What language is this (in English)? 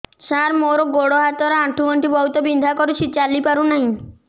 Odia